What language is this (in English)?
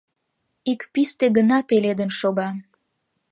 Mari